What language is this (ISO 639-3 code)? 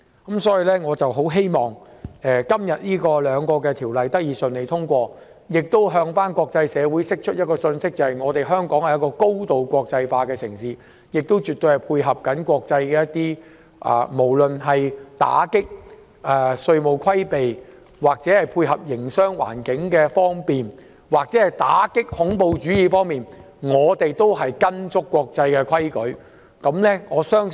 yue